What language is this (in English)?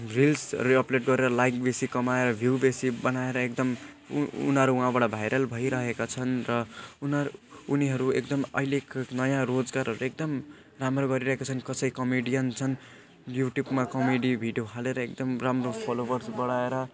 Nepali